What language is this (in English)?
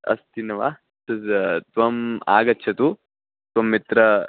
Sanskrit